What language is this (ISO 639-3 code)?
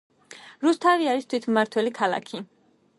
kat